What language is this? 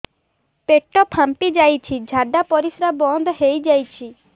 Odia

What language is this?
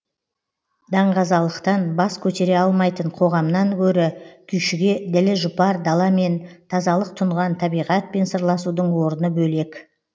Kazakh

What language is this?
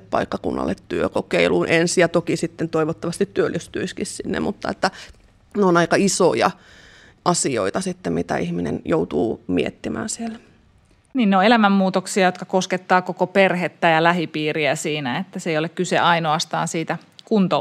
Finnish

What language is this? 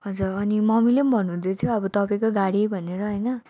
Nepali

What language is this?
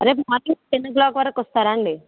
Telugu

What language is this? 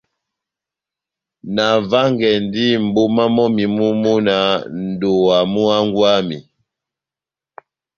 Batanga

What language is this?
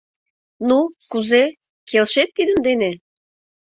Mari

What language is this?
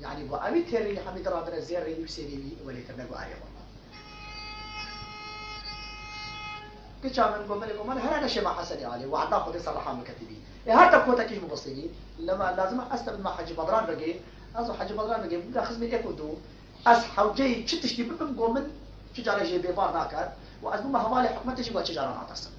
Arabic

